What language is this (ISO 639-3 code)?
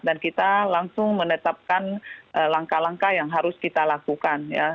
ind